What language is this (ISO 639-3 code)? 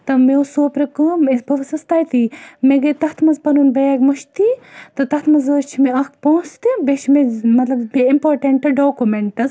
kas